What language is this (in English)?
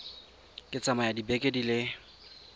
Tswana